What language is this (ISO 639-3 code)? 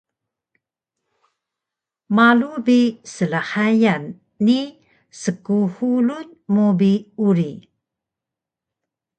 trv